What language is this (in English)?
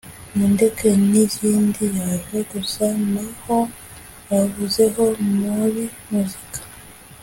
Kinyarwanda